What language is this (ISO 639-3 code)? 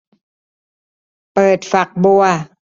tha